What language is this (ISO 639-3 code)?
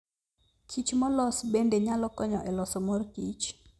luo